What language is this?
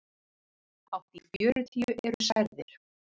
Icelandic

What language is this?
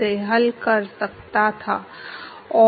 Hindi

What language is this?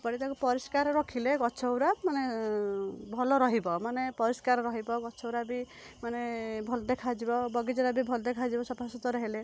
Odia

